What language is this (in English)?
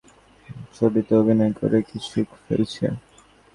Bangla